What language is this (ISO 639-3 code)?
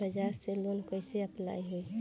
bho